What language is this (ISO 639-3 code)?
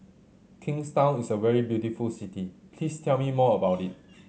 eng